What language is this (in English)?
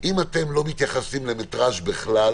Hebrew